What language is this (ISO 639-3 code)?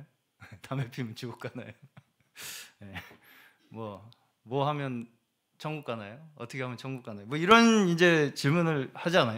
kor